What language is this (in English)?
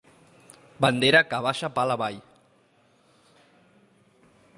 Catalan